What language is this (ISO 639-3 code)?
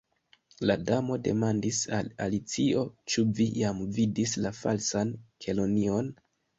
epo